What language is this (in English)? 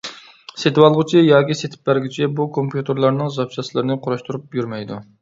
Uyghur